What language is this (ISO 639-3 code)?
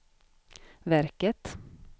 swe